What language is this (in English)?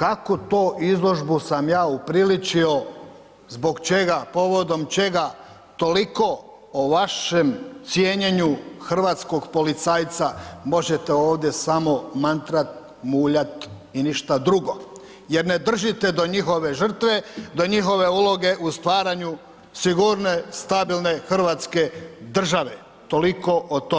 Croatian